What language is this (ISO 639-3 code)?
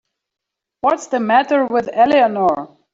eng